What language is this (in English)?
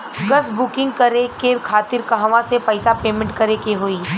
Bhojpuri